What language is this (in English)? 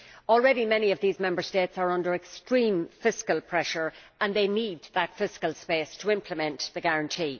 English